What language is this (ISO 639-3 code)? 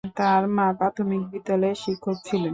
ben